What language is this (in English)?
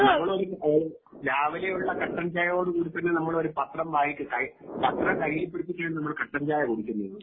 Malayalam